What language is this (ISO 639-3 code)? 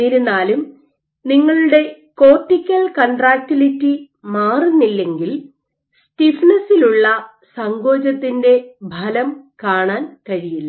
mal